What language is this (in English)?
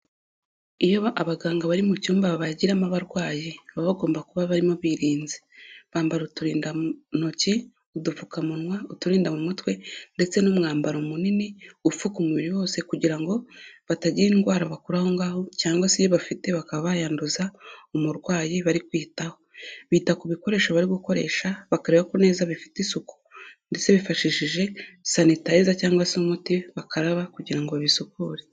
Kinyarwanda